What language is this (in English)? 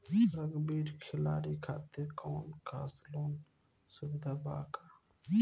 Bhojpuri